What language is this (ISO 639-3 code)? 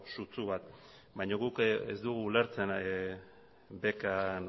eus